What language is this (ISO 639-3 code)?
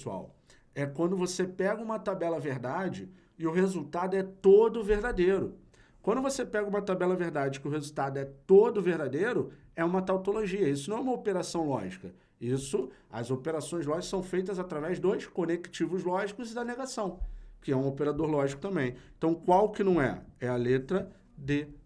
por